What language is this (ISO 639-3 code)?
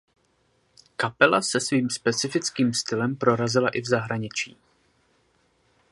ces